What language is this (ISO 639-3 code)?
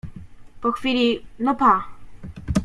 pol